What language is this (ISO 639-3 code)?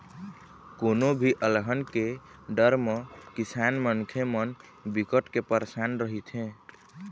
hne